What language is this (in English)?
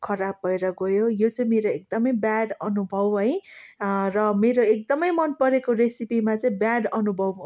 Nepali